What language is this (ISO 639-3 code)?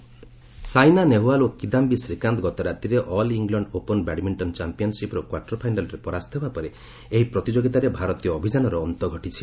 ori